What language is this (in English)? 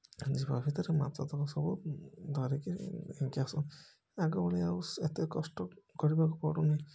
Odia